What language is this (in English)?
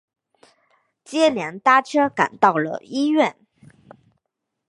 Chinese